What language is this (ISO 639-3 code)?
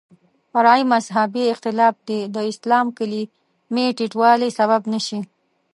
pus